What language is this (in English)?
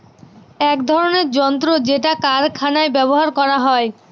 Bangla